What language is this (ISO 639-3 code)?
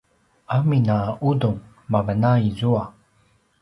pwn